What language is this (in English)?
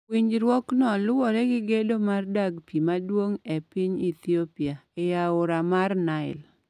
Luo (Kenya and Tanzania)